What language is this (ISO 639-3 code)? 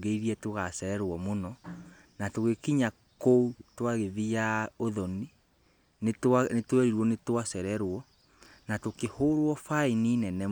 kik